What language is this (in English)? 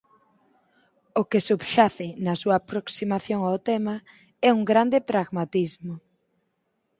Galician